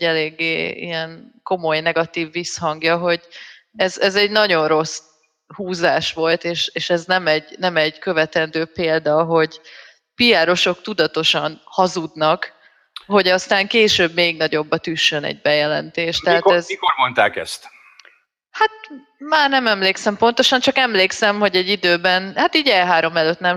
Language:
Hungarian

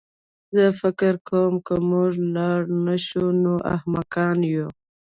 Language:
Pashto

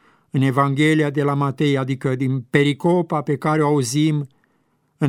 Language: Romanian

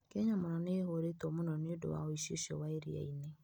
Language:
Kikuyu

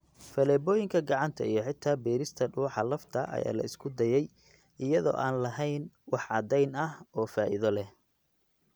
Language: Somali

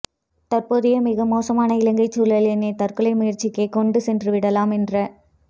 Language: Tamil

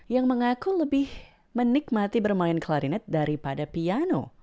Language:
Indonesian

